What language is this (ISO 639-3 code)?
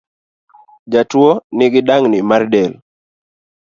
luo